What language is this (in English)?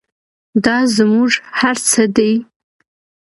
Pashto